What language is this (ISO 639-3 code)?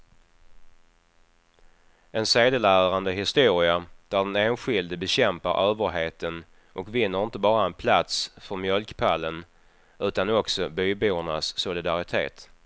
swe